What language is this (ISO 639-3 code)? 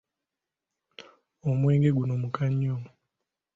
lug